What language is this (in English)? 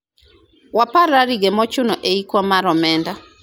Luo (Kenya and Tanzania)